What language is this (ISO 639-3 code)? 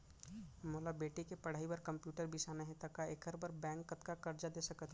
hne